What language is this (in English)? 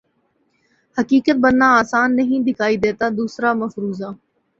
Urdu